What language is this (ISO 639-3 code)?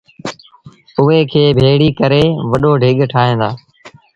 sbn